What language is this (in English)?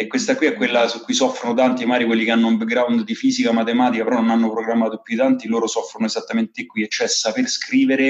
Italian